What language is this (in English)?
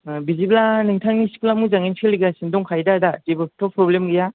Bodo